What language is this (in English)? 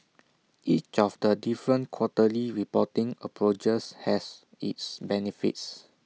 English